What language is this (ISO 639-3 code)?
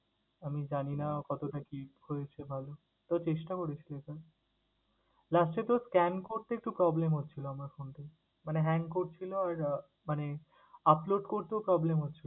ben